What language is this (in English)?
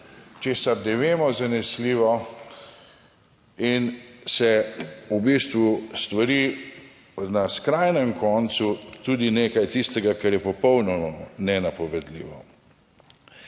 Slovenian